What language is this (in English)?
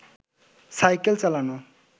Bangla